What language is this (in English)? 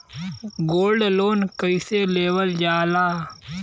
Bhojpuri